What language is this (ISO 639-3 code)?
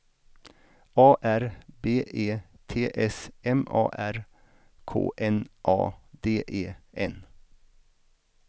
swe